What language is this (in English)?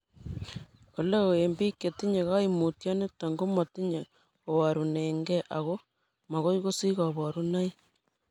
Kalenjin